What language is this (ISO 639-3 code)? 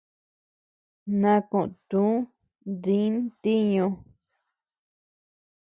cux